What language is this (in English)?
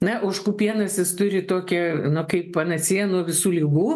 Lithuanian